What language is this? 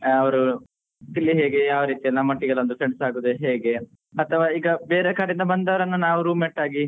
Kannada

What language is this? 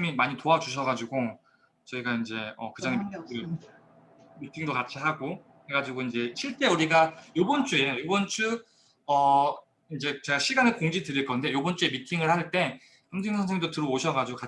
Korean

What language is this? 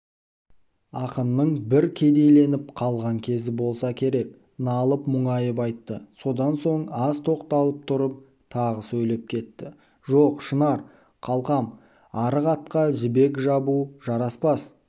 Kazakh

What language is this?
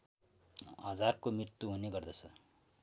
Nepali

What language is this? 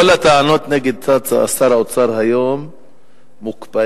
Hebrew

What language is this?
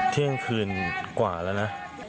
Thai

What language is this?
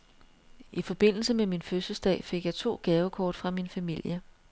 Danish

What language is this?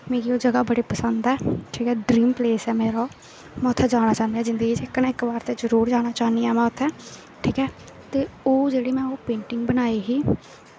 Dogri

